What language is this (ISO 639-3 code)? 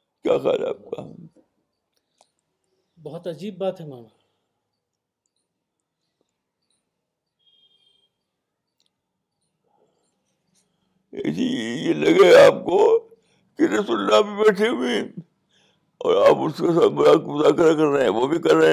urd